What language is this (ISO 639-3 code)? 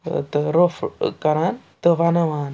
kas